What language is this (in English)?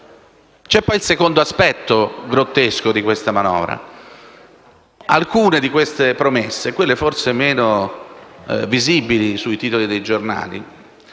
Italian